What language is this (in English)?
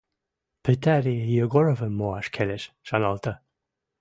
Western Mari